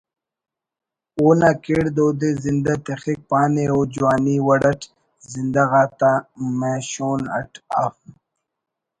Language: Brahui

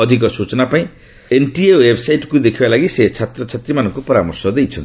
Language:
Odia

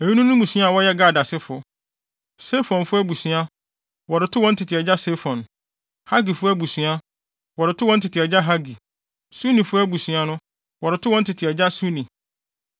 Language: Akan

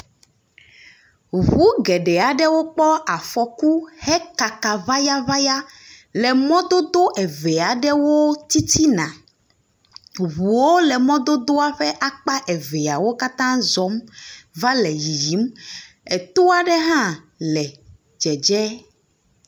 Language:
Ewe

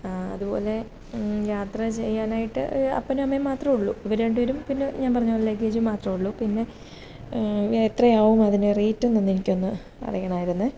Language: Malayalam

